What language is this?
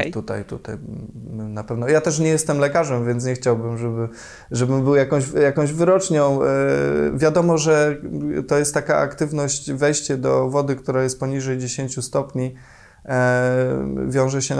Polish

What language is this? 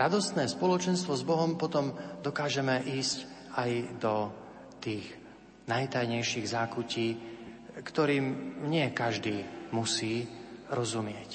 Slovak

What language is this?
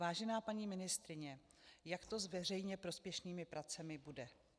Czech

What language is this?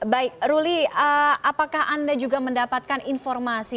Indonesian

